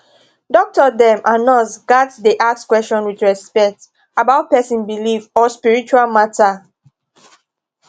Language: Nigerian Pidgin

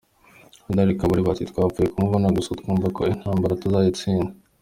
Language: Kinyarwanda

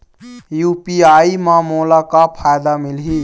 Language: Chhattisgarhi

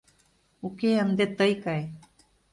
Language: Mari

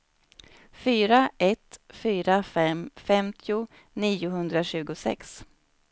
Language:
Swedish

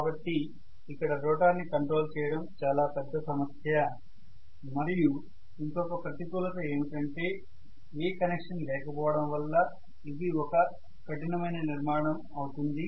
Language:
Telugu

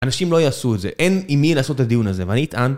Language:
Hebrew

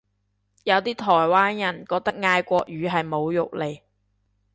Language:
Cantonese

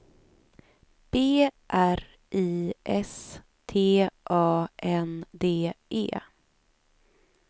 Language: Swedish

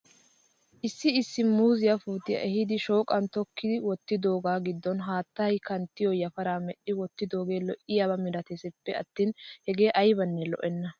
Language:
Wolaytta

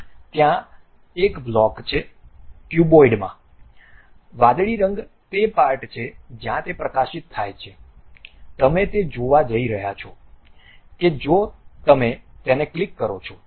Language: Gujarati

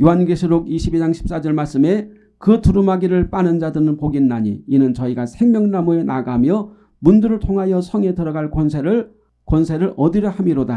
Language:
Korean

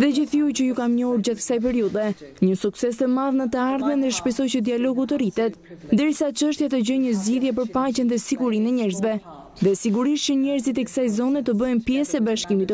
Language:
Romanian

